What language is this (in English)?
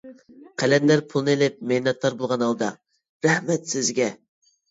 Uyghur